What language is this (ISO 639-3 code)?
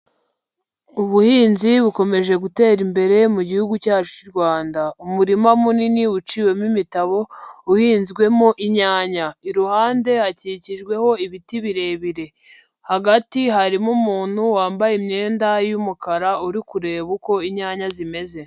kin